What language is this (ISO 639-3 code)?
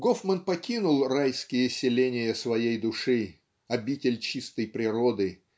rus